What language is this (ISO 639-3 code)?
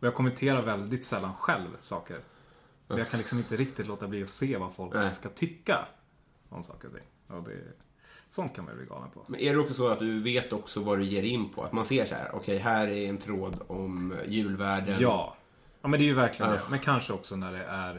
swe